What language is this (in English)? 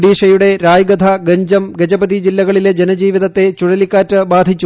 Malayalam